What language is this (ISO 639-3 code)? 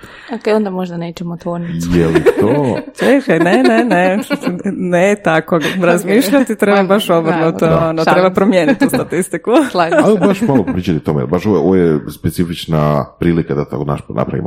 hrv